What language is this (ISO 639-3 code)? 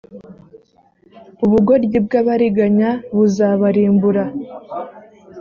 kin